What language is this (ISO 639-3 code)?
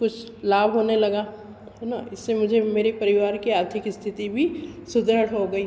hin